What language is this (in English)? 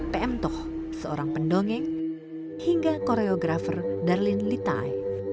Indonesian